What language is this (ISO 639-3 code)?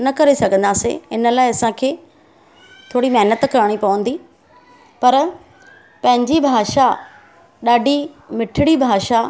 snd